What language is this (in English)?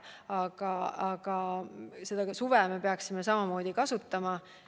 Estonian